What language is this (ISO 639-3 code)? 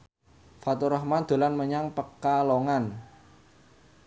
jav